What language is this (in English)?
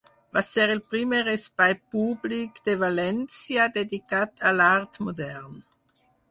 Catalan